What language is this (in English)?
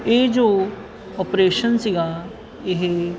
Punjabi